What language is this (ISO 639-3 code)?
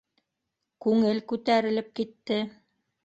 bak